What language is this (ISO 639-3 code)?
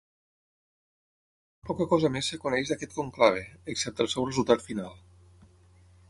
cat